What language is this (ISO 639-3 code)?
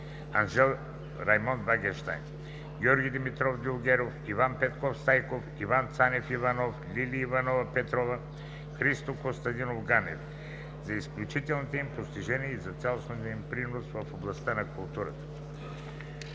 bul